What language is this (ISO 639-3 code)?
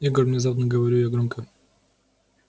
rus